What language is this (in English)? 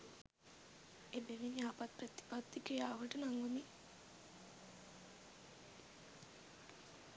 Sinhala